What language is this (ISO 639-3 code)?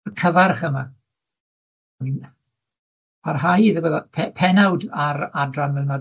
cym